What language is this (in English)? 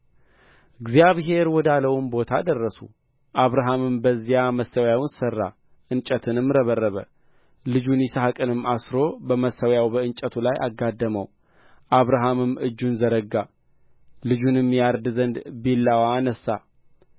Amharic